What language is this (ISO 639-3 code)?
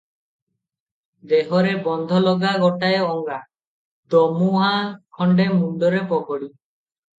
ori